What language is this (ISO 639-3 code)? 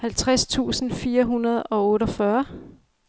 dan